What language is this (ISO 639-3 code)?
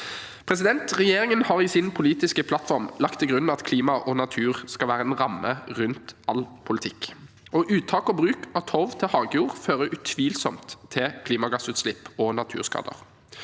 nor